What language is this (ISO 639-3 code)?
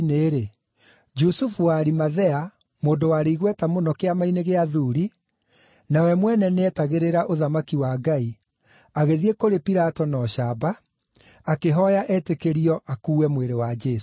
kik